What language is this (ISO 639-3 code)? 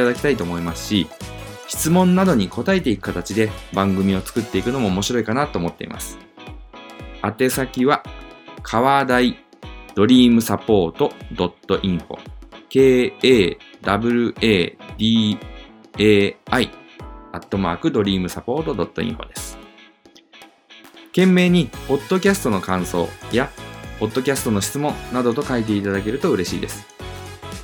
jpn